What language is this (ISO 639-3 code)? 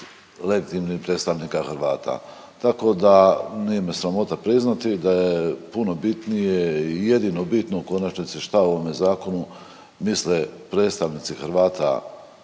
hrv